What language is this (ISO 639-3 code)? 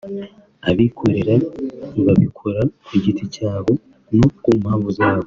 kin